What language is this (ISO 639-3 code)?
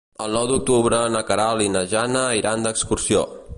cat